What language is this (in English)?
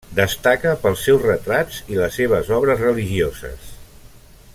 Catalan